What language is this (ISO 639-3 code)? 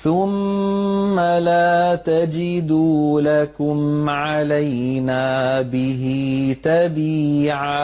ara